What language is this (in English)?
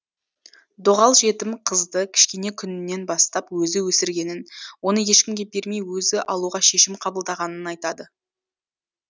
Kazakh